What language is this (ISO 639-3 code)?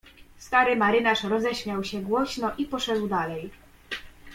pol